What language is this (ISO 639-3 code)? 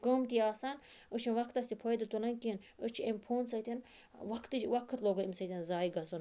kas